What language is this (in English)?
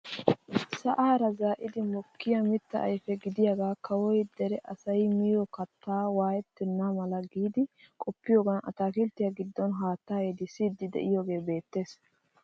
Wolaytta